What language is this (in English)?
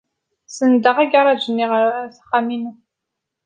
Kabyle